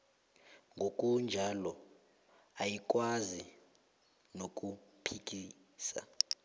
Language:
South Ndebele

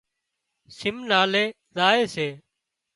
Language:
Wadiyara Koli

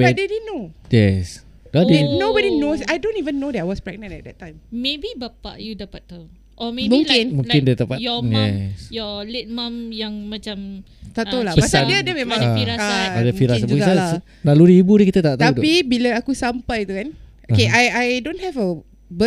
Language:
Malay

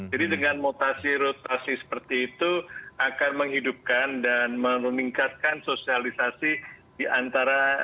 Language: Indonesian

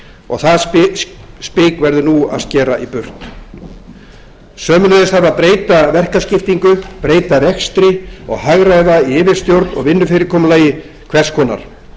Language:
Icelandic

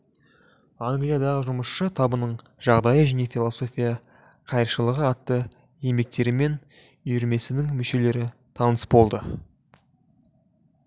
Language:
Kazakh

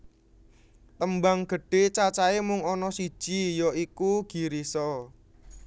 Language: Javanese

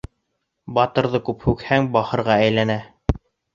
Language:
Bashkir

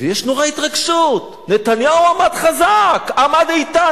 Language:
Hebrew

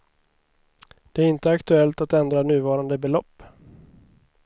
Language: Swedish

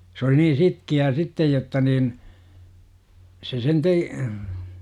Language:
Finnish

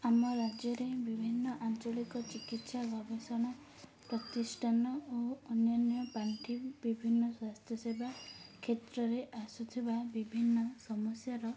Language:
Odia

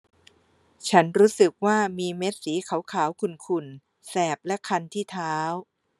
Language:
Thai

